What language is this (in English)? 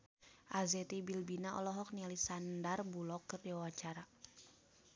Sundanese